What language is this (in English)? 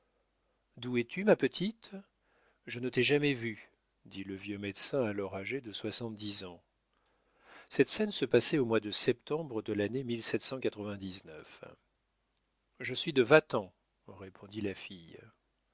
French